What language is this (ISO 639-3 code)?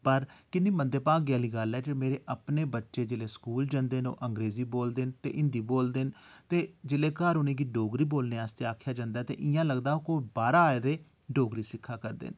doi